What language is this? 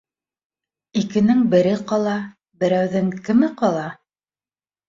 Bashkir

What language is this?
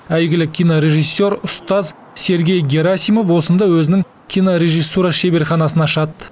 Kazakh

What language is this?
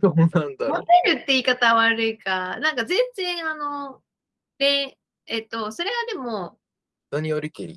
Japanese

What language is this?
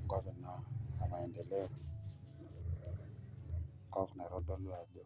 Masai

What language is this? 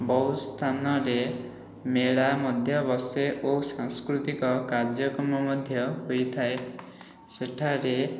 Odia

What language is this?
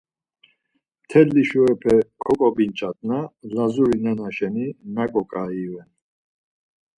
Laz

